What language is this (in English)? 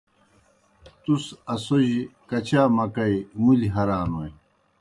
Kohistani Shina